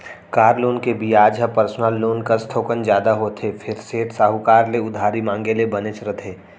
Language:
Chhattisgarhi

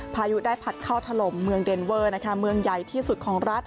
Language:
Thai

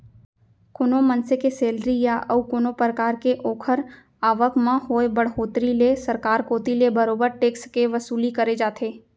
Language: Chhattisgarhi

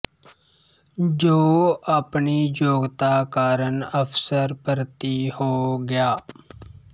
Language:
Punjabi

